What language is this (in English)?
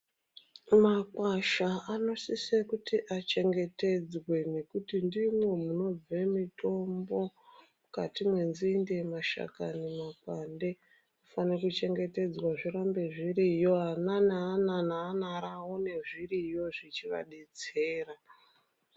Ndau